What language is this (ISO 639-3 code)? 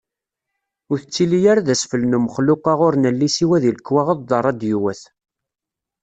kab